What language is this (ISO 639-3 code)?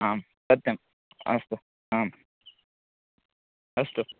san